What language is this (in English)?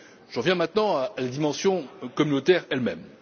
French